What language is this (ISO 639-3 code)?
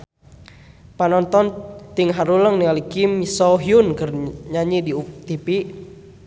sun